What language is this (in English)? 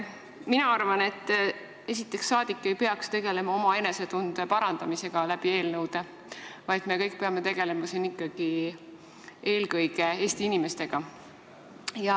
Estonian